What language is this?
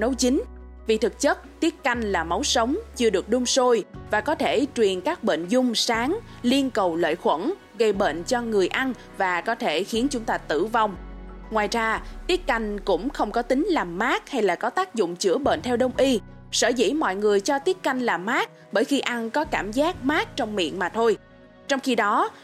Vietnamese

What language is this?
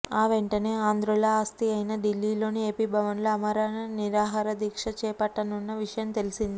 Telugu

